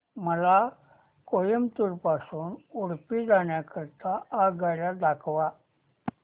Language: Marathi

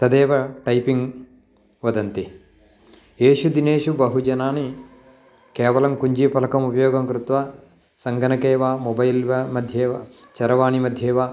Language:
Sanskrit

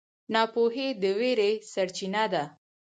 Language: Pashto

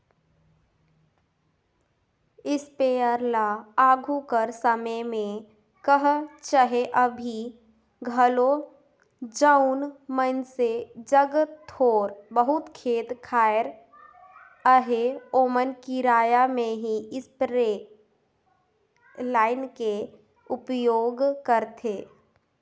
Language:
Chhattisgarhi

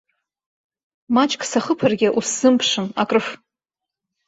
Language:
Abkhazian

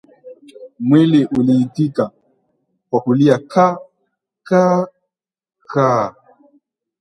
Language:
Swahili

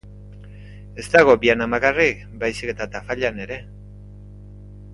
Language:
Basque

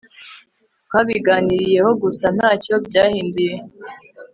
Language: Kinyarwanda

